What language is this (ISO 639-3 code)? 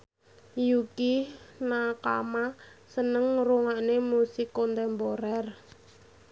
jav